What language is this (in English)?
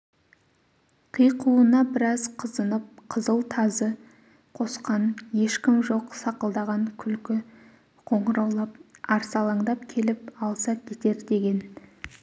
Kazakh